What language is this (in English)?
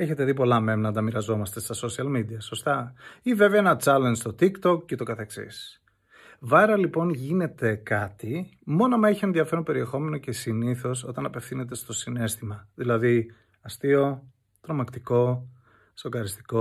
Greek